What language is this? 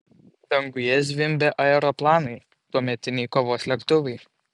Lithuanian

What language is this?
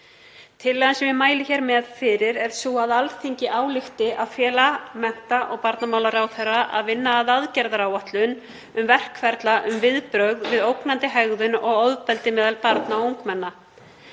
Icelandic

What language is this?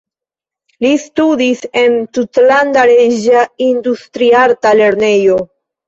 Esperanto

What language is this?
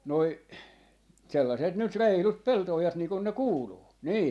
Finnish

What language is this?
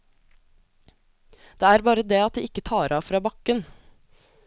Norwegian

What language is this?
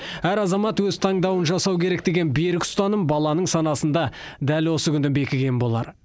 Kazakh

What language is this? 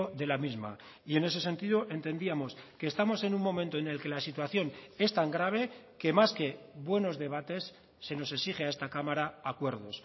Spanish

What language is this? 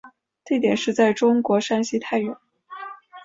Chinese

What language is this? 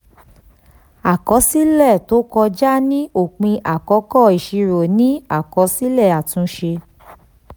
Yoruba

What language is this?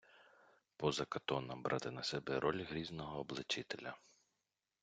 Ukrainian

